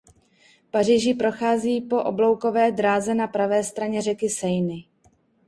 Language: Czech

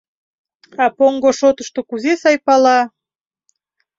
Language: Mari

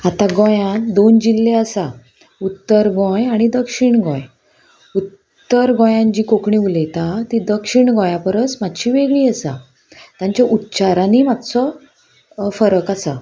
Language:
Konkani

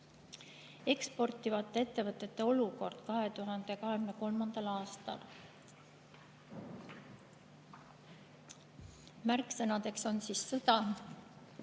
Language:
Estonian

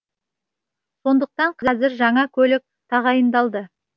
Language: Kazakh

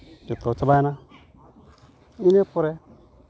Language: Santali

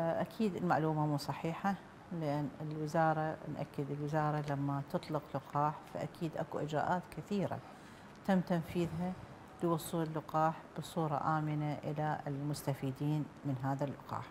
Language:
Arabic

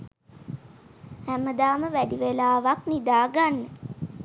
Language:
Sinhala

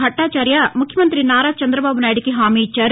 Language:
Telugu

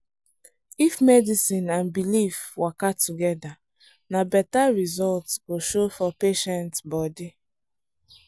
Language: Nigerian Pidgin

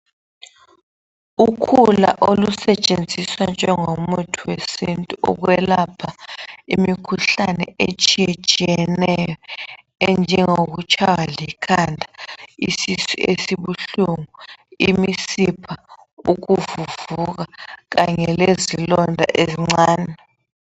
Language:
North Ndebele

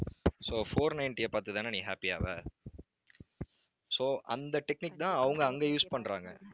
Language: Tamil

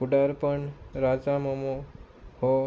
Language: Konkani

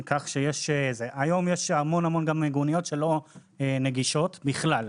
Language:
Hebrew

